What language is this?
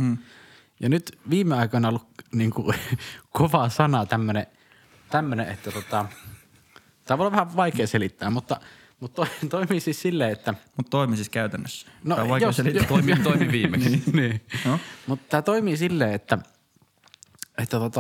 Finnish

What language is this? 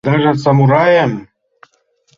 Mari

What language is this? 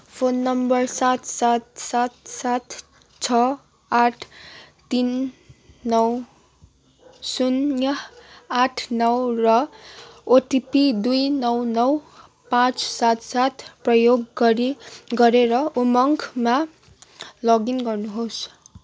Nepali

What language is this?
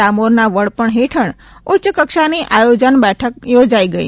Gujarati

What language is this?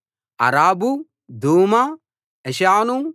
Telugu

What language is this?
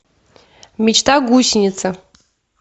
Russian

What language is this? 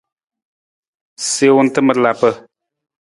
Nawdm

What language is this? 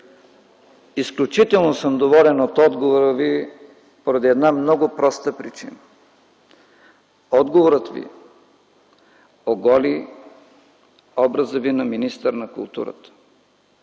Bulgarian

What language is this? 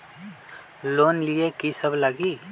Magahi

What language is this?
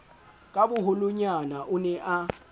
Southern Sotho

